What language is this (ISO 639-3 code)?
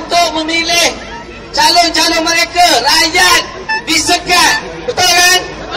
msa